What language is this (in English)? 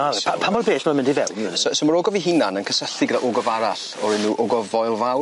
Welsh